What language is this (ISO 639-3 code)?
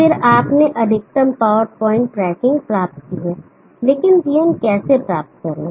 hin